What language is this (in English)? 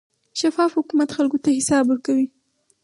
Pashto